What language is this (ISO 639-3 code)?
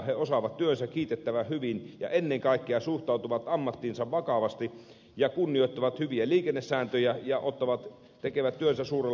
fin